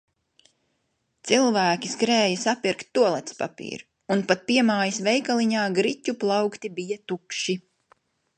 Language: Latvian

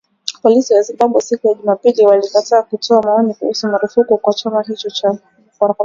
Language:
Swahili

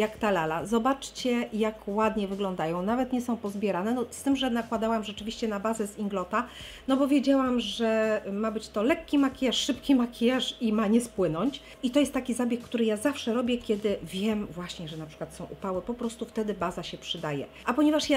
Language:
Polish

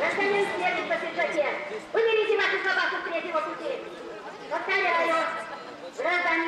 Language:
Russian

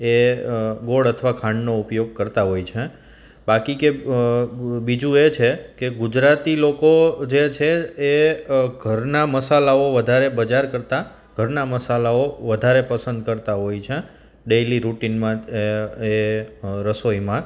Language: Gujarati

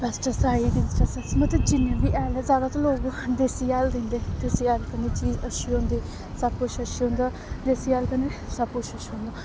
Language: Dogri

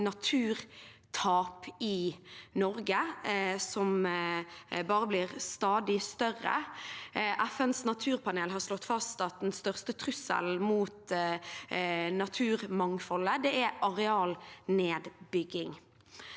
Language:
Norwegian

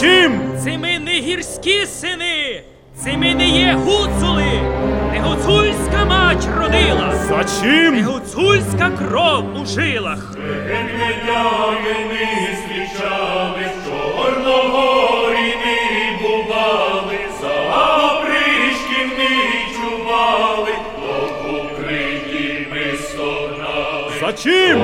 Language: Ukrainian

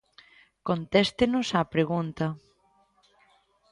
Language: Galician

